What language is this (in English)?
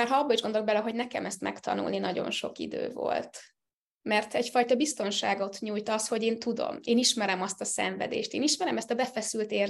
Hungarian